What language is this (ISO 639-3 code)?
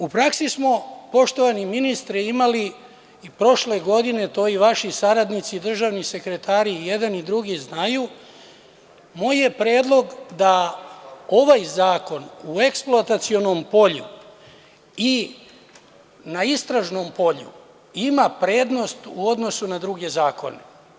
srp